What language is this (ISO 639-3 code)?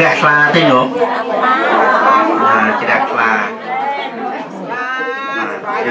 vie